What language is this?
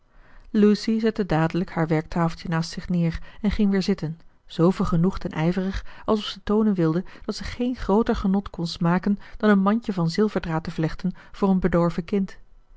Dutch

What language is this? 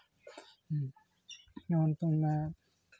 Santali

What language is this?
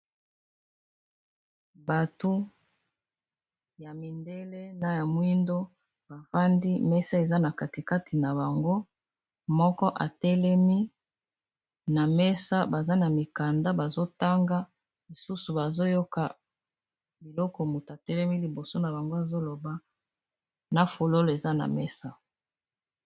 Lingala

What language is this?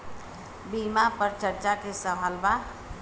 Bhojpuri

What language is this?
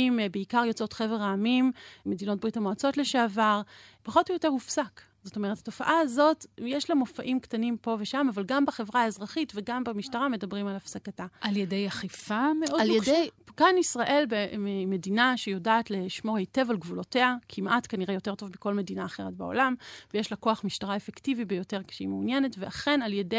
Hebrew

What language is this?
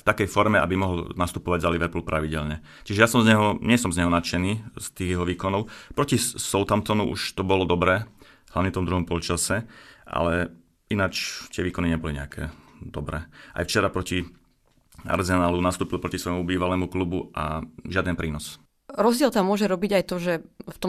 Slovak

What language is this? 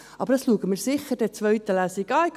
Swiss German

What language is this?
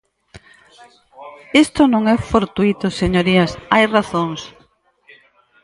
Galician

